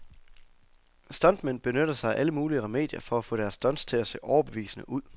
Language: Danish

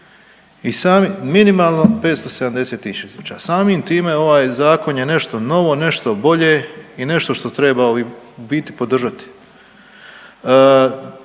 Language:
Croatian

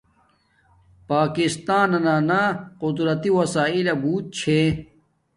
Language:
Domaaki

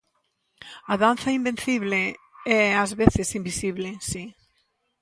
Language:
Galician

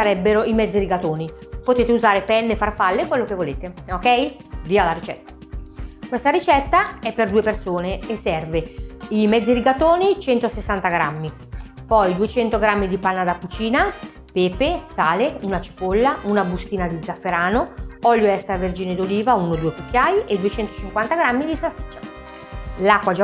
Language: Italian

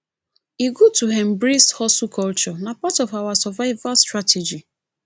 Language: Nigerian Pidgin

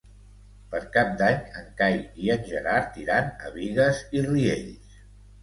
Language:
Catalan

